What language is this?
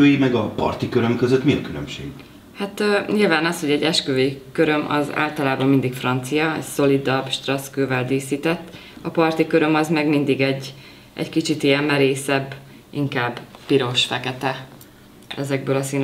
Hungarian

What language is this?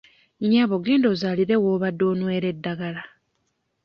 Ganda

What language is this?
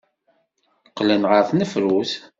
Kabyle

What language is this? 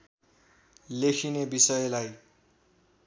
Nepali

